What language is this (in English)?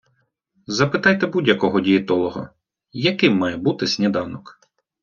Ukrainian